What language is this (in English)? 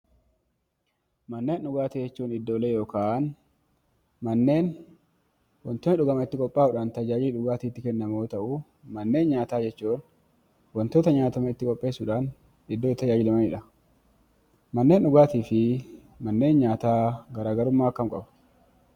Oromo